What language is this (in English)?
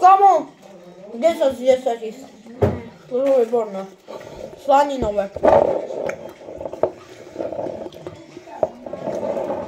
Czech